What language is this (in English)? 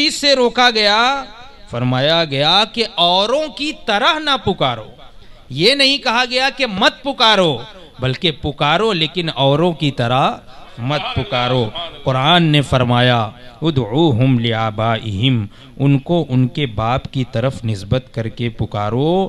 Hindi